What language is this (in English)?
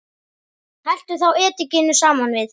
Icelandic